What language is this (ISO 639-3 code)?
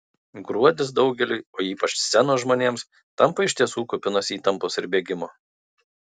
lit